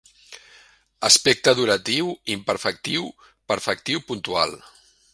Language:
Catalan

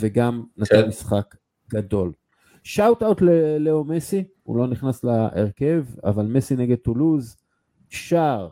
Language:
Hebrew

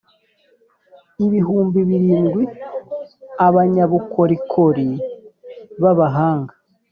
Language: Kinyarwanda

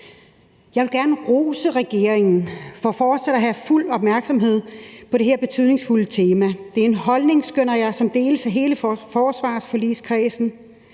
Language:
Danish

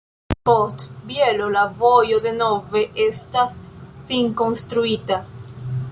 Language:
Esperanto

